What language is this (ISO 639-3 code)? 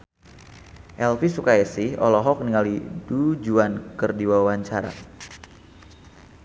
sun